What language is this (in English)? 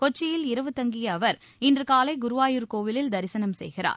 Tamil